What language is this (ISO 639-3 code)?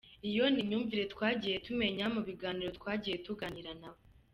kin